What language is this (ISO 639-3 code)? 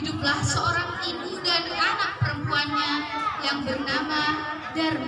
ind